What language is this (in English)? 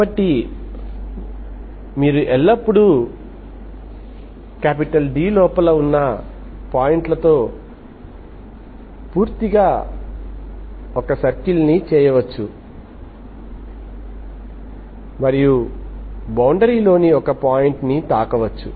Telugu